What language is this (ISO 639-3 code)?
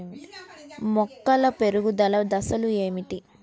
tel